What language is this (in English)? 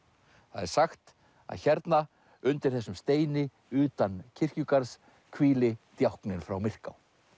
Icelandic